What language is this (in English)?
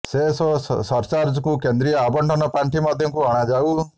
Odia